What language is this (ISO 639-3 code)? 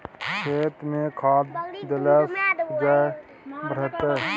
mai